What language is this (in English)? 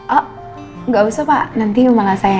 Indonesian